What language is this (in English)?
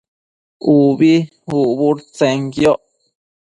Matsés